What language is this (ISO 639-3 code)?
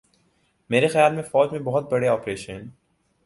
urd